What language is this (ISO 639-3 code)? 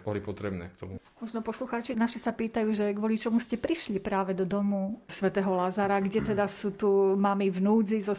slk